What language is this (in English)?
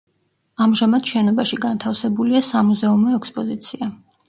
Georgian